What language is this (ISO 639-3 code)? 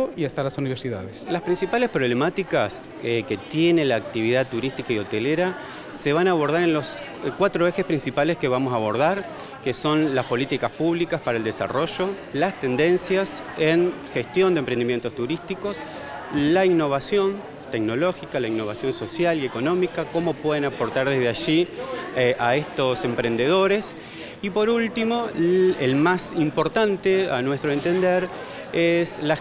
spa